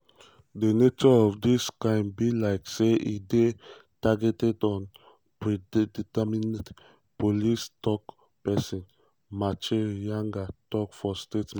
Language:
Nigerian Pidgin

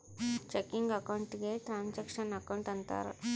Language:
Kannada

